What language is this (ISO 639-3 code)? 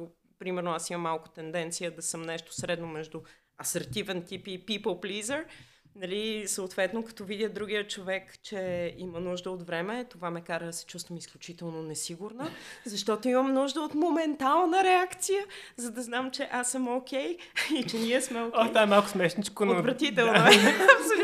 bul